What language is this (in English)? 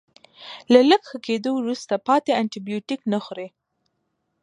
Pashto